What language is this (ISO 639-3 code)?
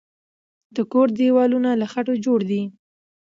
pus